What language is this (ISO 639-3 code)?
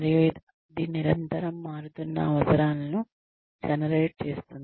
tel